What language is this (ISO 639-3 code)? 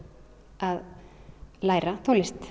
isl